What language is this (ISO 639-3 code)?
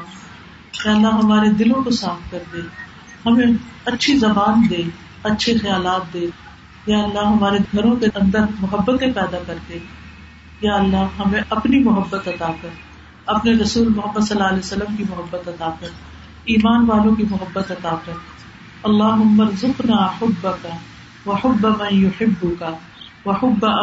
urd